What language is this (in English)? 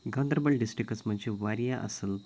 Kashmiri